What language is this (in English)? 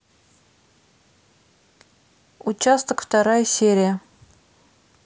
Russian